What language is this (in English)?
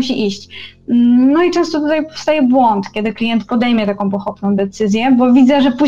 Polish